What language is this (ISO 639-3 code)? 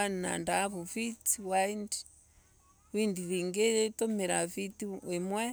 ebu